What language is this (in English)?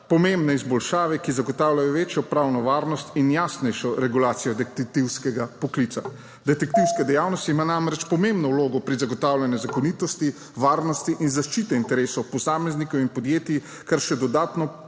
Slovenian